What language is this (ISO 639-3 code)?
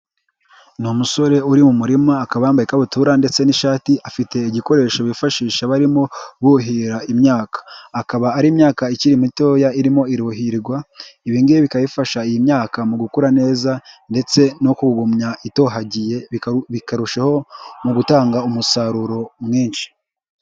kin